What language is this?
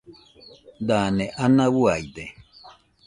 Nüpode Huitoto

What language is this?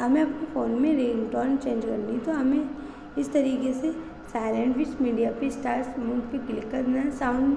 Hindi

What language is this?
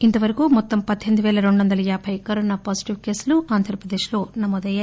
Telugu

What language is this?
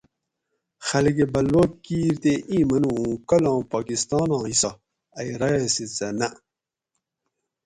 Gawri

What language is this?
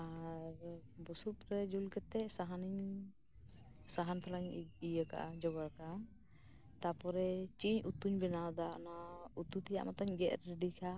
Santali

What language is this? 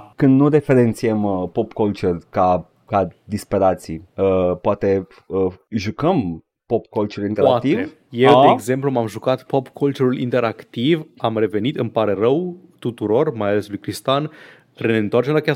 Romanian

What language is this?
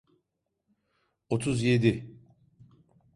Turkish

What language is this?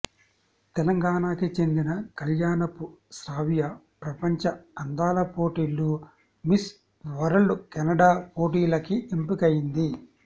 Telugu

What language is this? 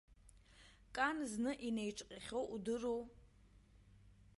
Abkhazian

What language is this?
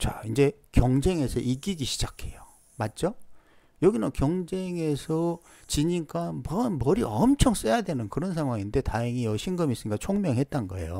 Korean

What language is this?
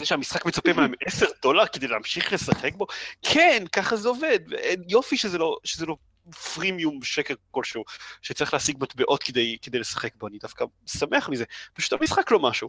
Hebrew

